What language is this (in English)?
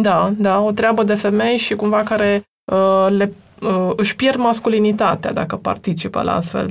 Romanian